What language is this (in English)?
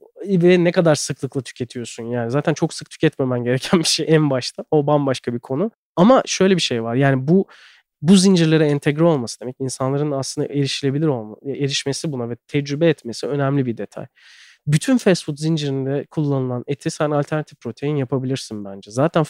Turkish